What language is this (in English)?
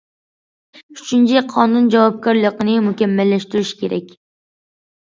Uyghur